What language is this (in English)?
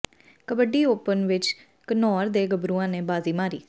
Punjabi